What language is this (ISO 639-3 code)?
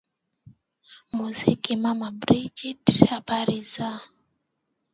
swa